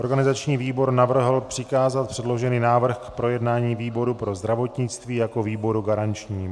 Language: Czech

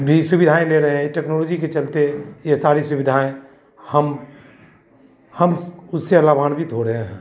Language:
Hindi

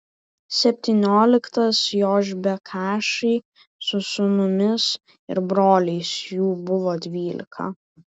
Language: Lithuanian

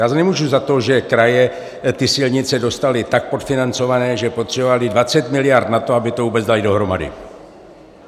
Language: Czech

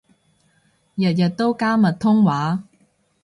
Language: Cantonese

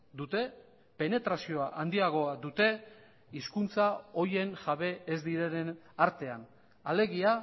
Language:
Basque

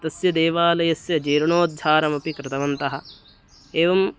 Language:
Sanskrit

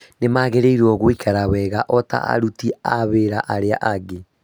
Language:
Kikuyu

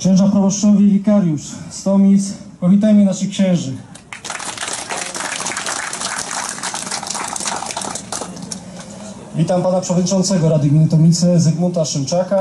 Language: Polish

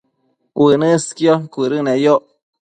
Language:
Matsés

